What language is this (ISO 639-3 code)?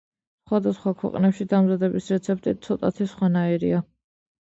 kat